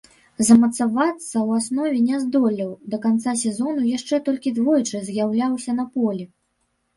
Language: Belarusian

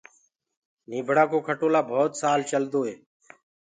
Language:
Gurgula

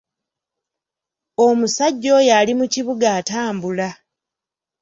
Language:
Ganda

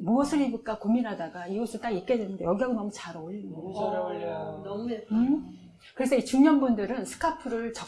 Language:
Korean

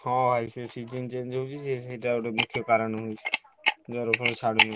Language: Odia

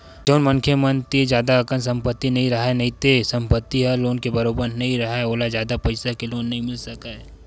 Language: Chhattisgarhi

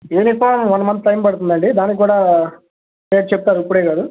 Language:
Telugu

